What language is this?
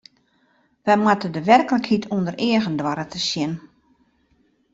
Western Frisian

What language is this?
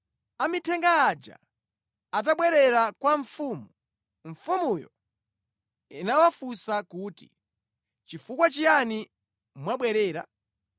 Nyanja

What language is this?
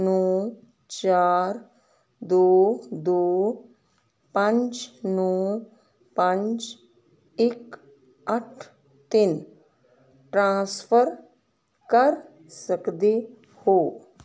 Punjabi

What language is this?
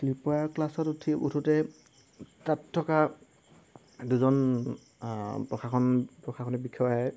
Assamese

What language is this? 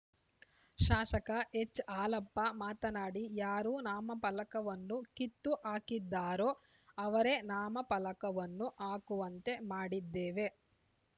Kannada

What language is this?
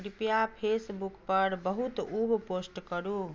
Maithili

